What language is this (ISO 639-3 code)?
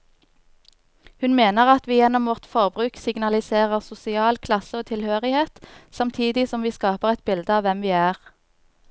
nor